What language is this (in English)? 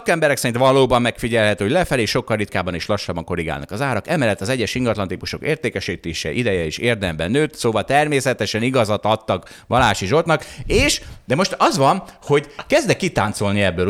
Hungarian